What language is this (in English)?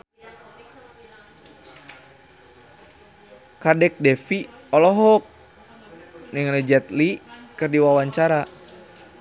Sundanese